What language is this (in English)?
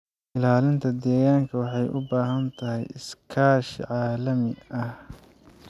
Somali